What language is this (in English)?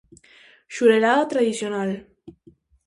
Galician